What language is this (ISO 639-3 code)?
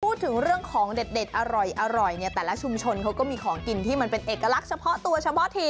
tha